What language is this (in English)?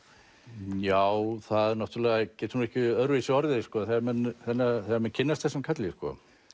Icelandic